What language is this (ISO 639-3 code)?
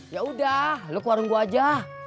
ind